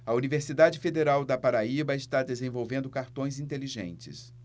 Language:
Portuguese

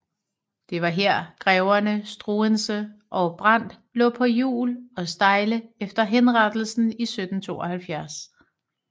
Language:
Danish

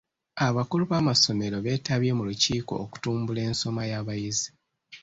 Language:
Ganda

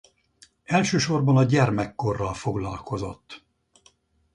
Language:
Hungarian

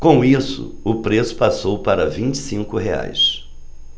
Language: Portuguese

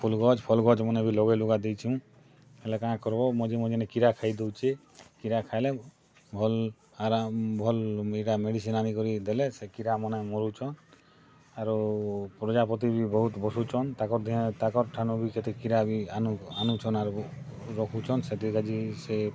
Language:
Odia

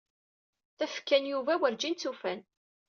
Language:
Kabyle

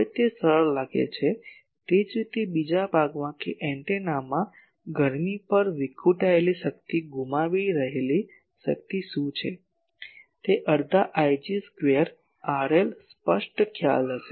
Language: Gujarati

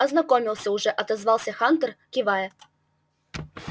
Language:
Russian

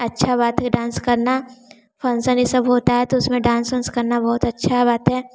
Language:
Hindi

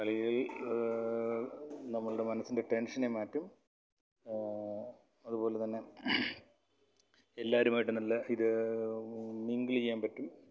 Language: Malayalam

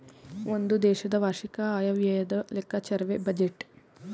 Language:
Kannada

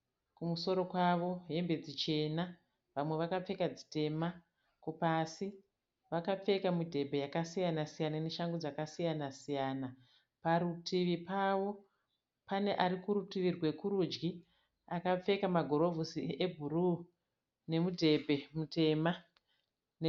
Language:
Shona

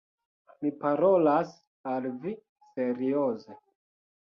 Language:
Esperanto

